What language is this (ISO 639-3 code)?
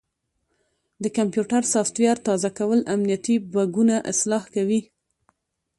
pus